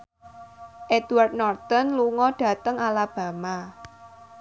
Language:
Javanese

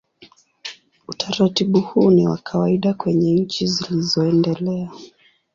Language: Swahili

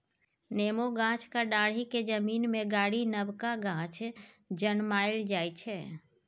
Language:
Maithili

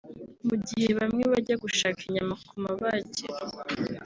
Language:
Kinyarwanda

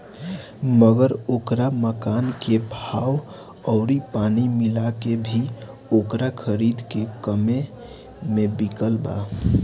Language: Bhojpuri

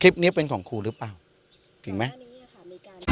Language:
Thai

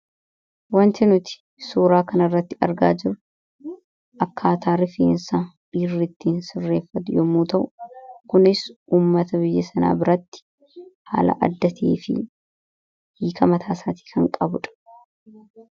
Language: Oromo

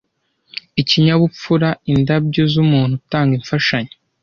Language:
Kinyarwanda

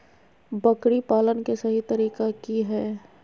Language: Magahi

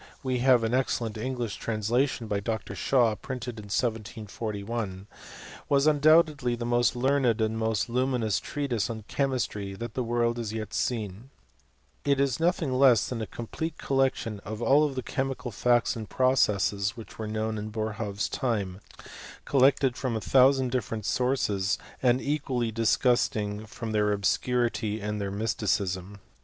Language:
English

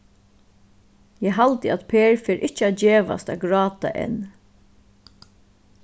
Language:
Faroese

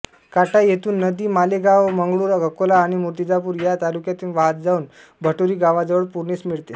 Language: Marathi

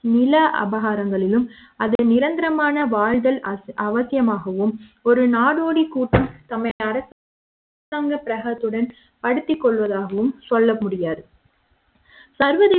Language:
Tamil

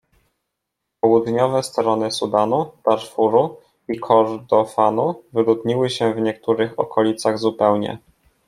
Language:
Polish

